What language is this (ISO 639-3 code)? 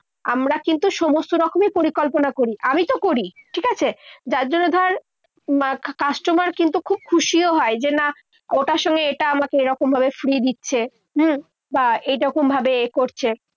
ben